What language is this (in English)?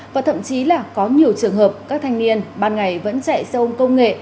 Vietnamese